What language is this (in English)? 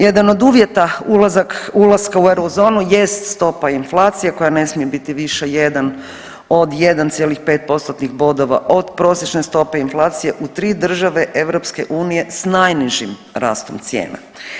Croatian